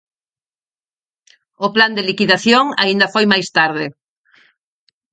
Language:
Galician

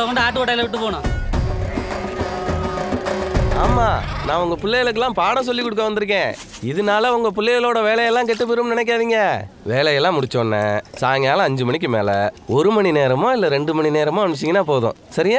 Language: Arabic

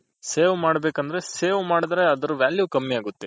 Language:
Kannada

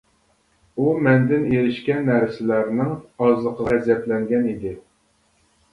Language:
Uyghur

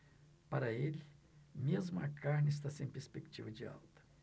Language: Portuguese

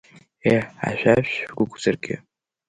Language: Abkhazian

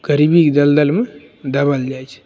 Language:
Maithili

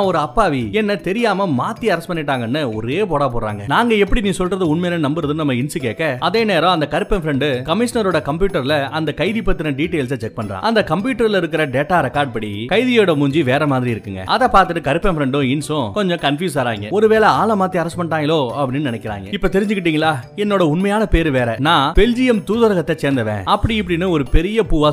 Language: Tamil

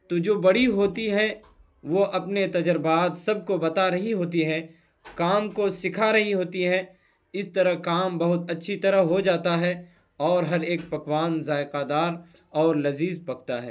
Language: Urdu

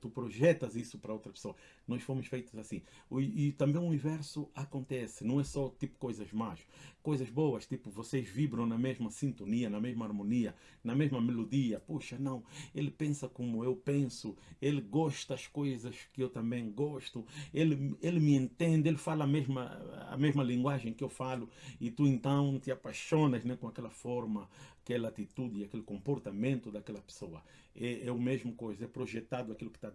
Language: Portuguese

